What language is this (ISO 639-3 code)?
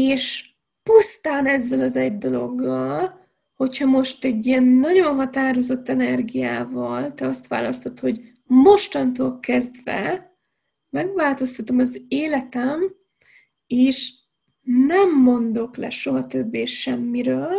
hun